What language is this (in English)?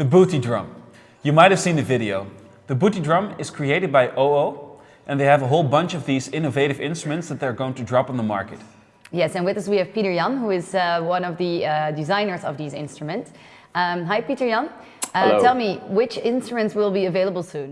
English